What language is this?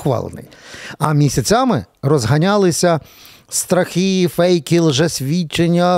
Ukrainian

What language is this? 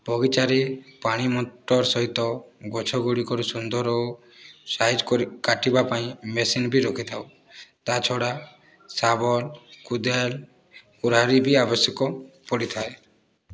Odia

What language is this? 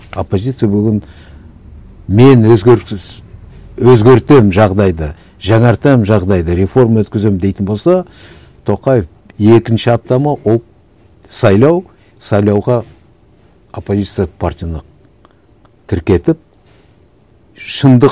Kazakh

